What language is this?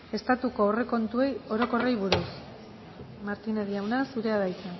Basque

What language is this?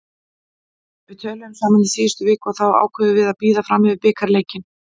Icelandic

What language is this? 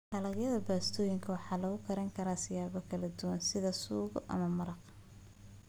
Somali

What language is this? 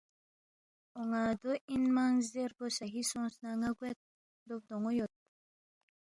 Balti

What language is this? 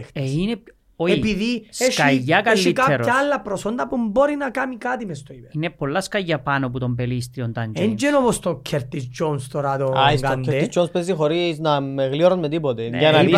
Greek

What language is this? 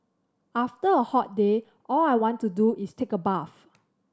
English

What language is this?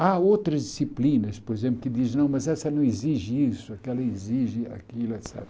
Portuguese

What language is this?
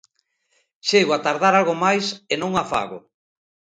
Galician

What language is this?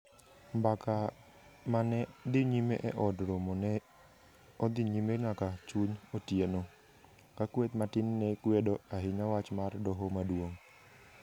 Luo (Kenya and Tanzania)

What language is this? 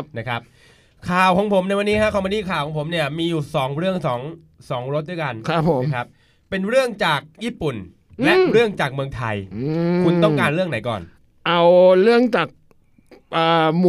Thai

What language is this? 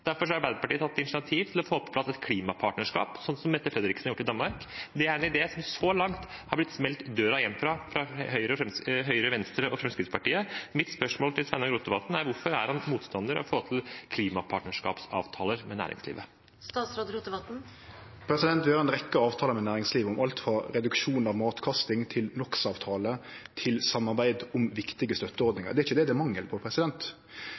Norwegian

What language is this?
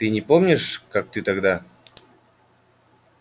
Russian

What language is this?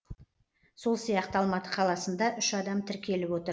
Kazakh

